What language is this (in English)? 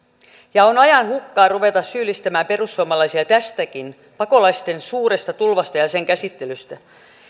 Finnish